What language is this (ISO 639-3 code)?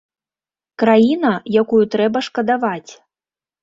bel